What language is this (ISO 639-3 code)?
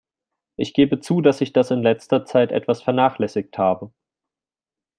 deu